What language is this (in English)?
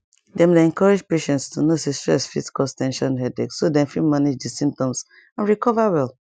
Nigerian Pidgin